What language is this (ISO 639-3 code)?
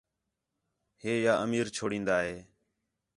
xhe